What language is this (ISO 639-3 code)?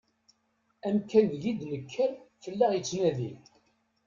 kab